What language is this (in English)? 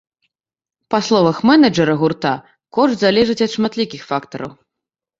Belarusian